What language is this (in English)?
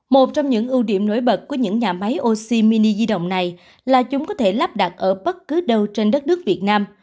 Vietnamese